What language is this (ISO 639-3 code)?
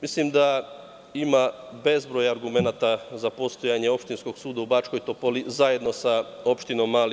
srp